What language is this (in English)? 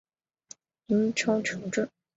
Chinese